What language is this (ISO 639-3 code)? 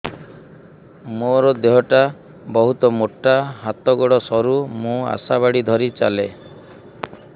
ori